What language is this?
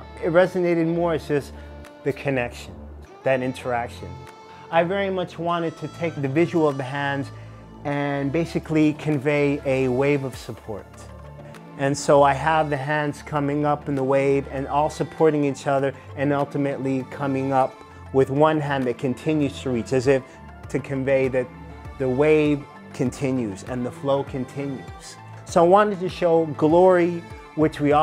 English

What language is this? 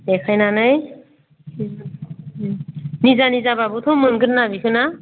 Bodo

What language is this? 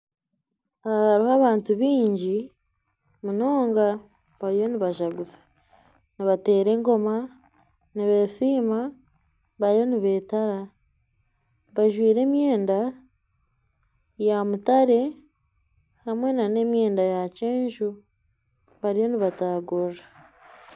Nyankole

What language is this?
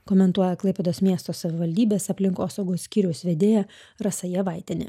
Lithuanian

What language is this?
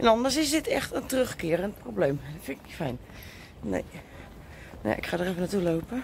Dutch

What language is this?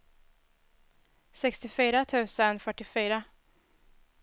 Swedish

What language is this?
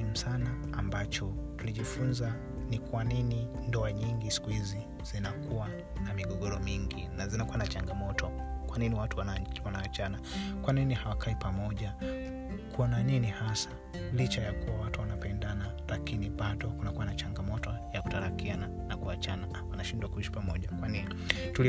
Swahili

